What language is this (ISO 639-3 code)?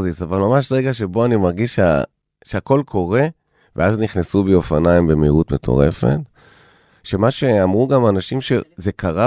heb